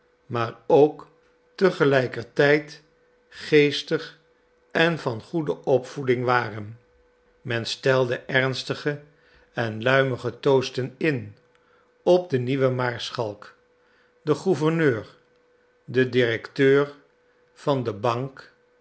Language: Dutch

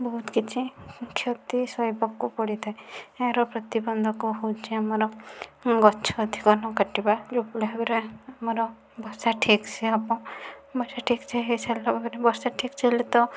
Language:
Odia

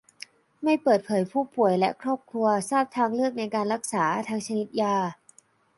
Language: Thai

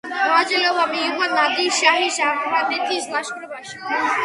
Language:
Georgian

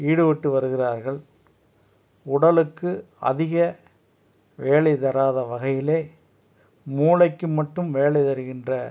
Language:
Tamil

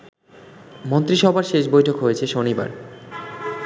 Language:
Bangla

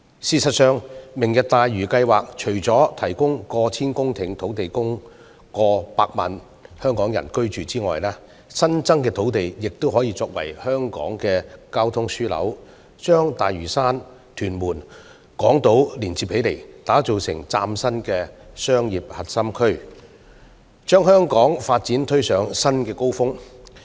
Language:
Cantonese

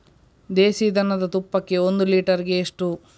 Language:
Kannada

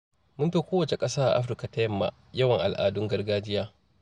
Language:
Hausa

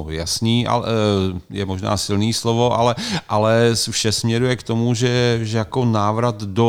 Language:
Czech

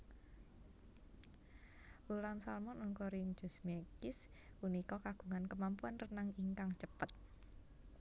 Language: Javanese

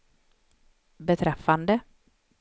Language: Swedish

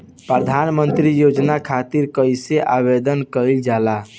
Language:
Bhojpuri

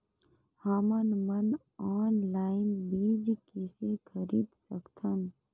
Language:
Chhattisgarhi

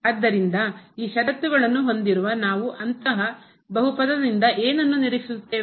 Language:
Kannada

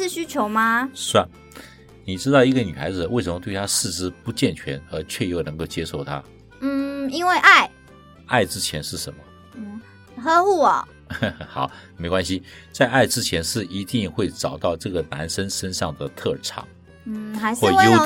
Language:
Chinese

